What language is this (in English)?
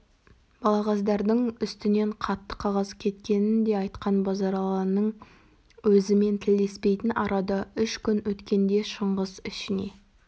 Kazakh